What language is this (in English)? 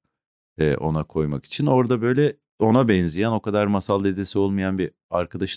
Turkish